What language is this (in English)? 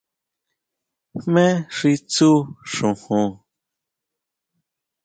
Huautla Mazatec